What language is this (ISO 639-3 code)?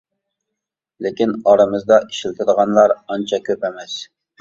uig